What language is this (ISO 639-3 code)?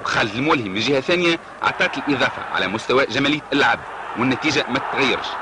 ara